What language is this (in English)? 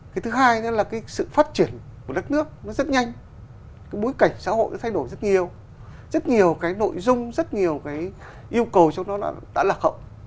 Vietnamese